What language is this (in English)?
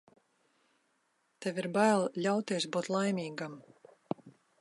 Latvian